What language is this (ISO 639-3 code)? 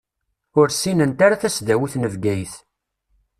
kab